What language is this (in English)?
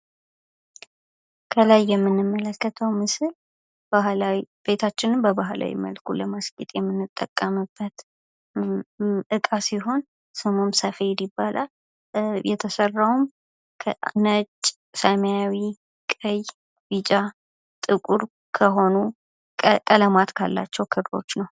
Amharic